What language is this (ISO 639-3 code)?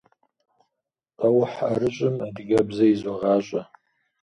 kbd